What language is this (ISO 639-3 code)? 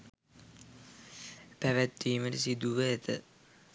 sin